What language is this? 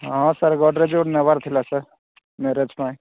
Odia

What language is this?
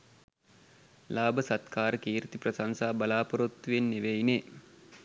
Sinhala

